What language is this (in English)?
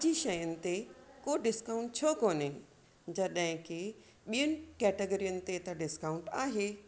Sindhi